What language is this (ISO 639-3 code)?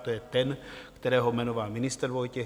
ces